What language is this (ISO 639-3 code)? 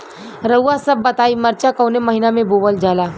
bho